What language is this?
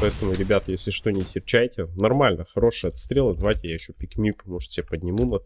Russian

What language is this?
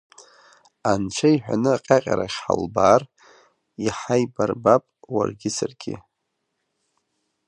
Abkhazian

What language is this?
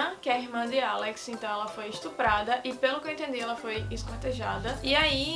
Portuguese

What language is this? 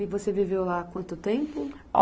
Portuguese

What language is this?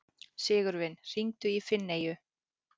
Icelandic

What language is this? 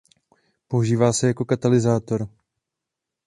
Czech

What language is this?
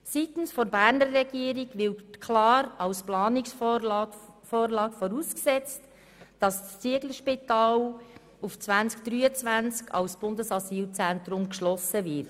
Swiss German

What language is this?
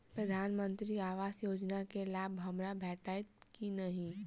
Maithili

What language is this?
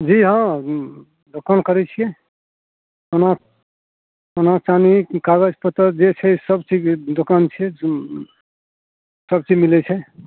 Maithili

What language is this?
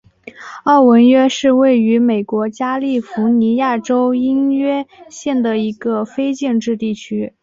Chinese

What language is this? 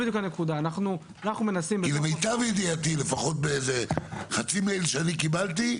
Hebrew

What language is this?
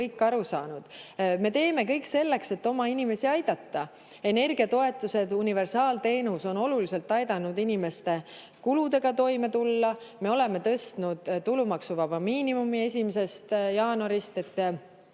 Estonian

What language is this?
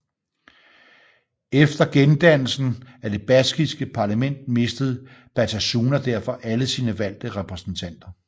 Danish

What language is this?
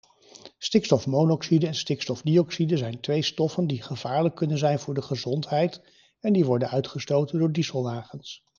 Dutch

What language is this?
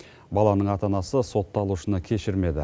Kazakh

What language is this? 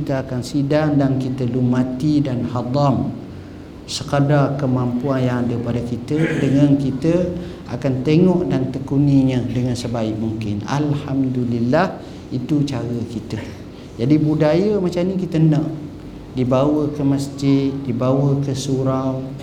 Malay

